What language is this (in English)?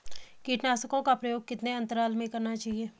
Hindi